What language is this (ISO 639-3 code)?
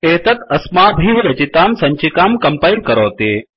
san